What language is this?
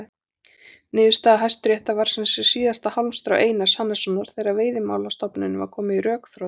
Icelandic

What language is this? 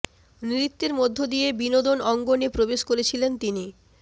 Bangla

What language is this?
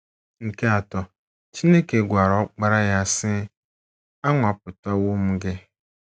Igbo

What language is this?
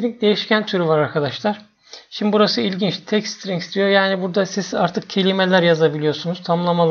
Turkish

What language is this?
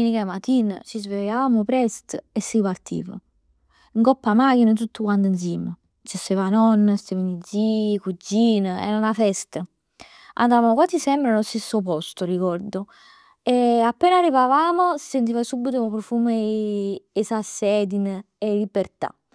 Neapolitan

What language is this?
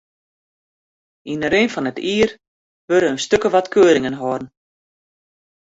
Western Frisian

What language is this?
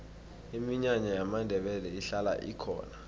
South Ndebele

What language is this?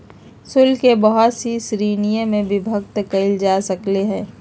Magahi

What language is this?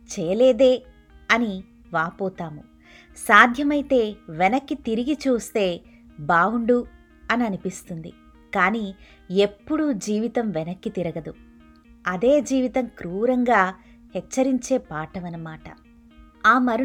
Telugu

